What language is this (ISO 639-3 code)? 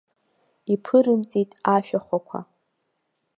abk